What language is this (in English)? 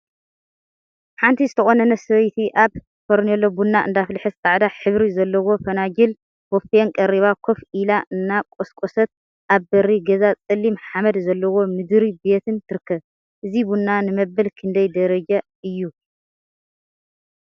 Tigrinya